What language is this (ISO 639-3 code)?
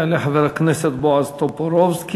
heb